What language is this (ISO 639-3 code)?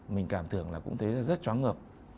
vie